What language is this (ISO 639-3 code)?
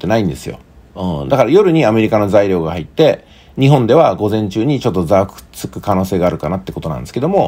jpn